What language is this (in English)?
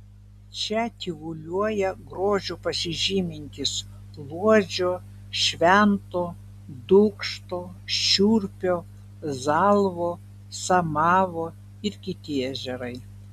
Lithuanian